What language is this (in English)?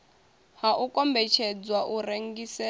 Venda